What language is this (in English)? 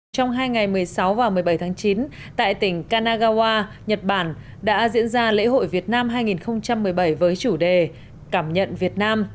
Vietnamese